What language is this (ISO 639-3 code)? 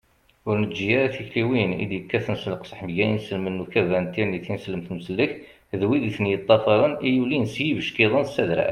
kab